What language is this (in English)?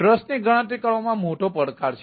Gujarati